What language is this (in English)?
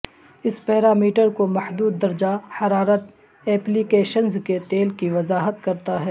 Urdu